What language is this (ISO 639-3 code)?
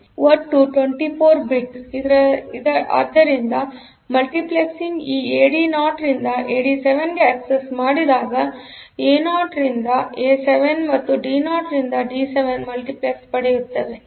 kan